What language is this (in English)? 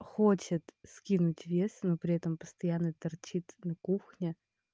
Russian